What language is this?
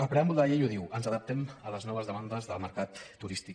Catalan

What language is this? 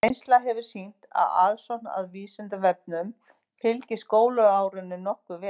Icelandic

